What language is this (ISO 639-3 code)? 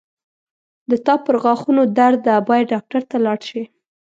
pus